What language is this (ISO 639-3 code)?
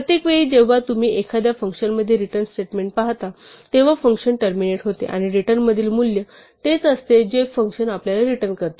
mar